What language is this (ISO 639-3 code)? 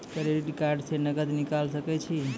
mai